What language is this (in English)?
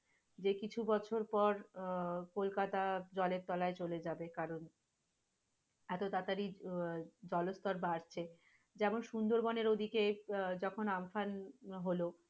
Bangla